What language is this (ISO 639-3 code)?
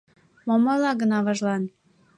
chm